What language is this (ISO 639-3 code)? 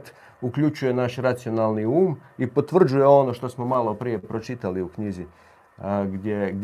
hrv